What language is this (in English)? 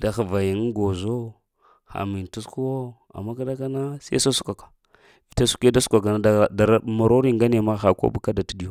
Lamang